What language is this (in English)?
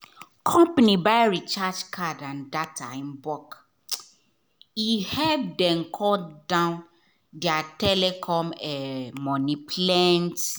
Nigerian Pidgin